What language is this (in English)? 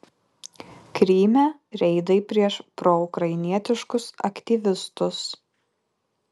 Lithuanian